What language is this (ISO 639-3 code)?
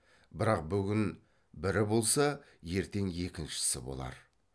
kaz